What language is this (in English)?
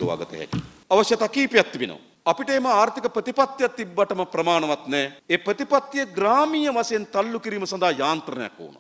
Arabic